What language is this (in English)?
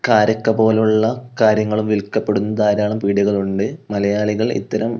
Malayalam